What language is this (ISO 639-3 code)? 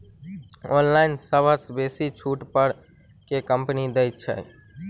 mai